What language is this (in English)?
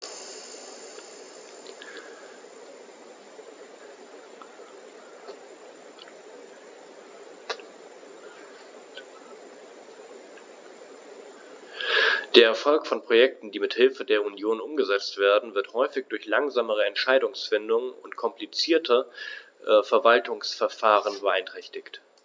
German